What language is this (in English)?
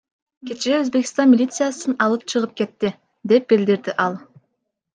Kyrgyz